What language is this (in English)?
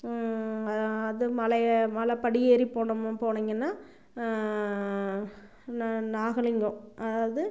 Tamil